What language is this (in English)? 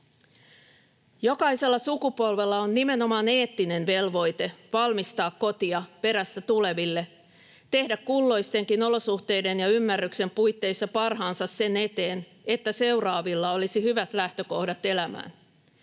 Finnish